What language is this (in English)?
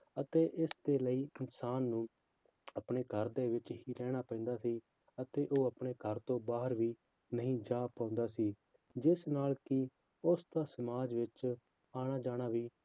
Punjabi